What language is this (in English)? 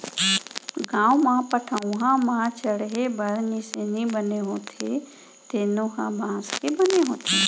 Chhattisgarhi